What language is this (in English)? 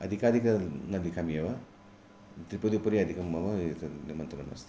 Sanskrit